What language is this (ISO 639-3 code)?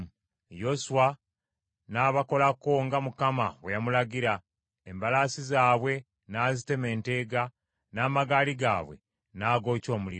lug